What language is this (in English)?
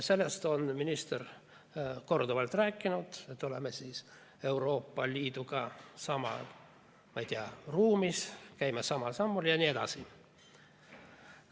Estonian